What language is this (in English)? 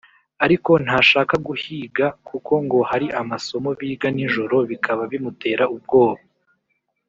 Kinyarwanda